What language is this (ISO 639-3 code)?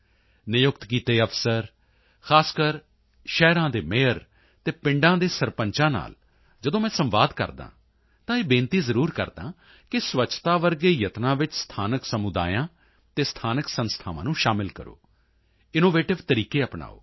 pan